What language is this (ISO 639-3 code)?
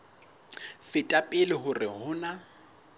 sot